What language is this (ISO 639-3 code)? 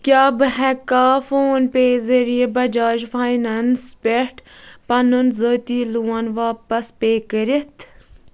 kas